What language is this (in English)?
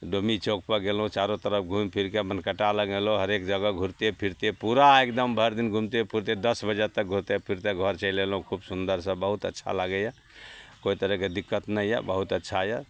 Maithili